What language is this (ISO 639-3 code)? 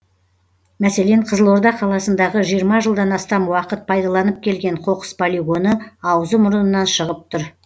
kaz